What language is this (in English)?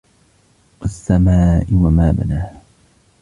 Arabic